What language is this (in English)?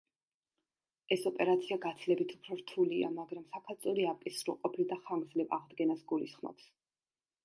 Georgian